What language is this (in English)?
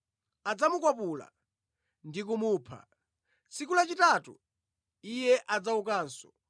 Nyanja